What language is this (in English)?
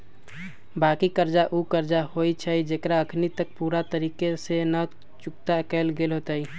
Magahi